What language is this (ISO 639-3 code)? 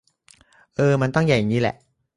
tha